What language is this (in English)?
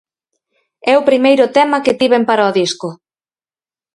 Galician